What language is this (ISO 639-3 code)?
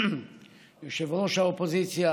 heb